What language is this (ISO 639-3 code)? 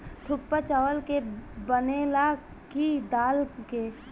bho